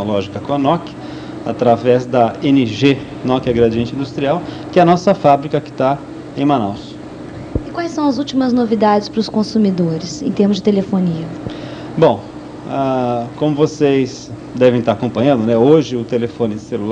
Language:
Portuguese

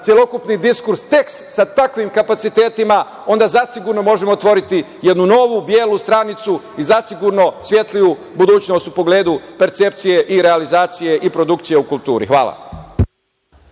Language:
Serbian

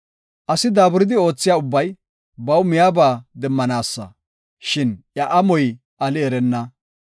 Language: Gofa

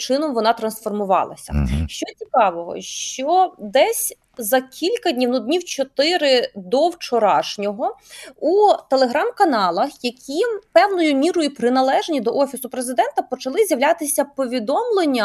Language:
Ukrainian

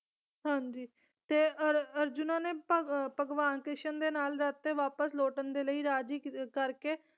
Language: Punjabi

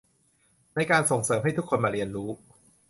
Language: Thai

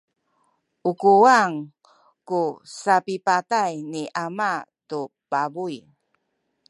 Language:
Sakizaya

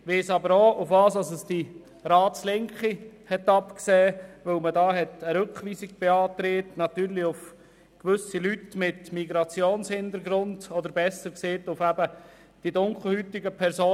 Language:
Swiss German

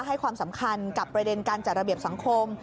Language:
Thai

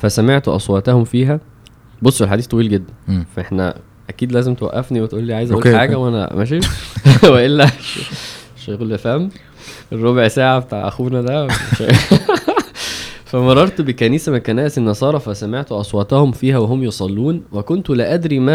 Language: Arabic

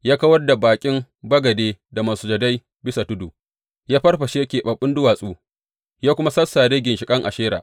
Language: Hausa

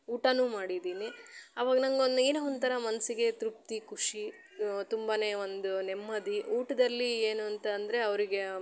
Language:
Kannada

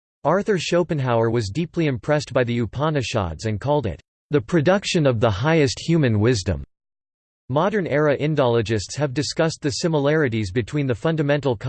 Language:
English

